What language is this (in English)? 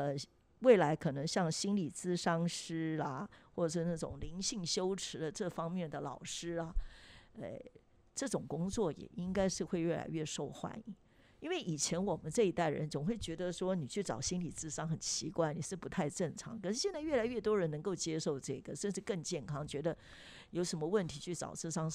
Chinese